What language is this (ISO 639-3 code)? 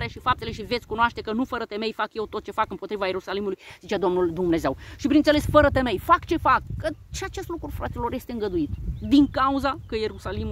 ron